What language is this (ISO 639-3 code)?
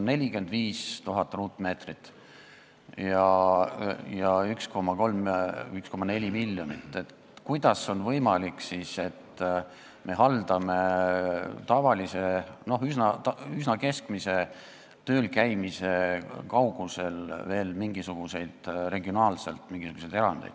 est